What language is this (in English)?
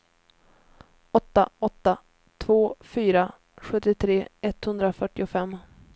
Swedish